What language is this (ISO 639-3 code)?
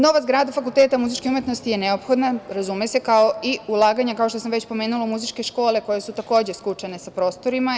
srp